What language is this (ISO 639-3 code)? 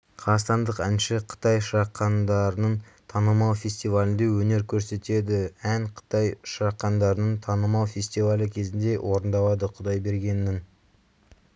kaz